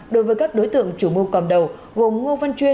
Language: Vietnamese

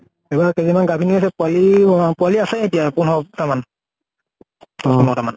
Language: Assamese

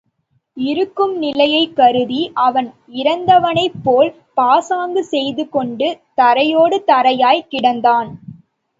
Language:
Tamil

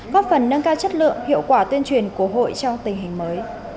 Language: Vietnamese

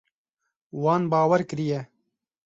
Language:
Kurdish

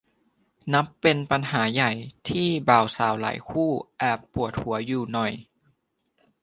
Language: Thai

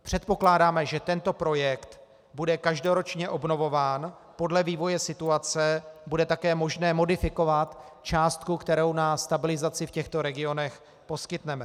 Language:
Czech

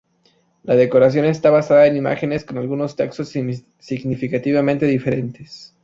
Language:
Spanish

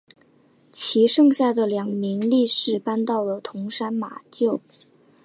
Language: Chinese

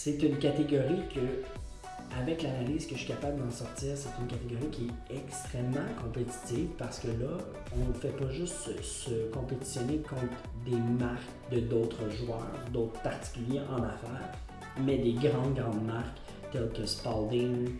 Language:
French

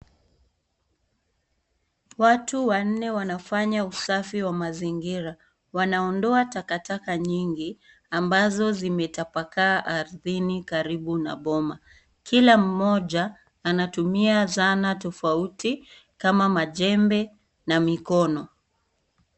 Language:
Swahili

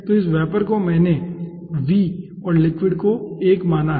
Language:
Hindi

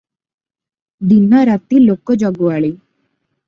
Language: Odia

